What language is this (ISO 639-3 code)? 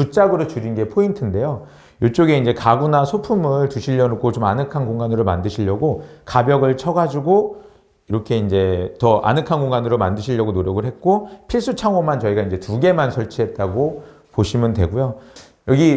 kor